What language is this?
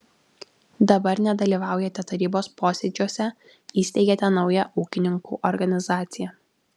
Lithuanian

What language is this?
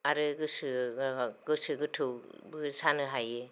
Bodo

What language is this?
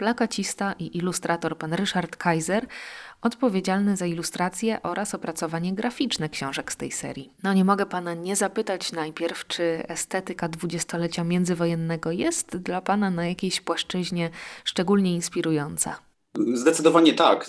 Polish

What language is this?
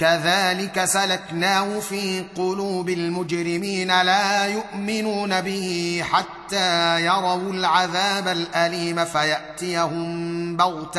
Arabic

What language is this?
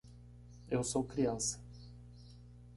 Portuguese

